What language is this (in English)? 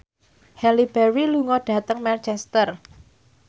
Javanese